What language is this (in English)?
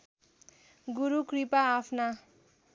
Nepali